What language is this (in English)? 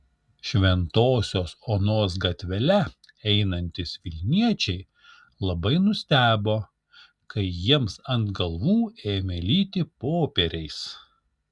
Lithuanian